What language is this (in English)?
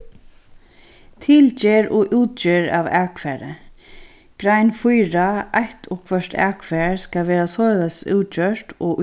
Faroese